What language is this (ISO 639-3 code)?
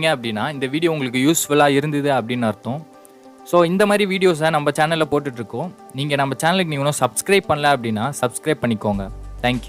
tam